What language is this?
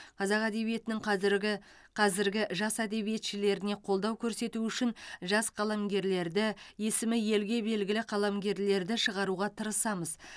Kazakh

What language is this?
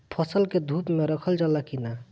Bhojpuri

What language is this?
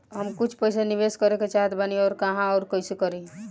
Bhojpuri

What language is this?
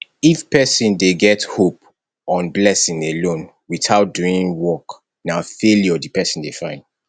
Nigerian Pidgin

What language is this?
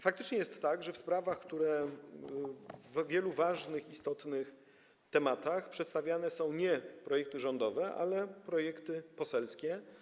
Polish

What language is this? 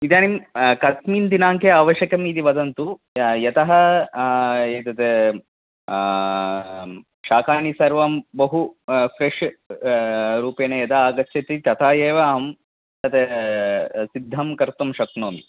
Sanskrit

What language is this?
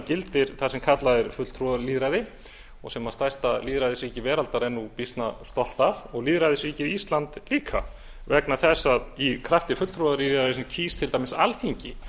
Icelandic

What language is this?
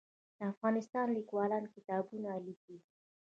Pashto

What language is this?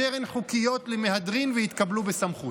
Hebrew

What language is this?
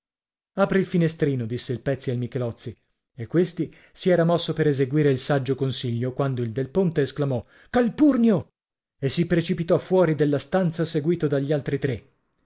Italian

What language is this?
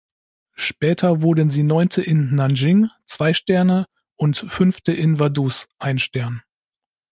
German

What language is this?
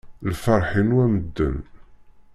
Kabyle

